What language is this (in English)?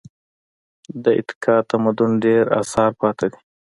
Pashto